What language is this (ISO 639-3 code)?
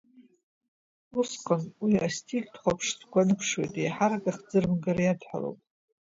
abk